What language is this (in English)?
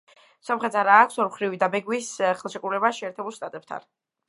Georgian